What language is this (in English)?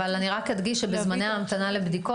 Hebrew